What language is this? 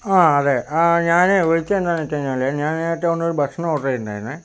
Malayalam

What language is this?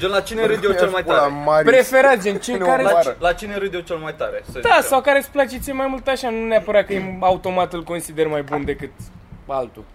Romanian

